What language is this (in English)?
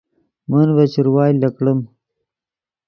Yidgha